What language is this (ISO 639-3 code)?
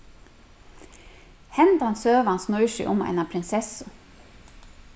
fao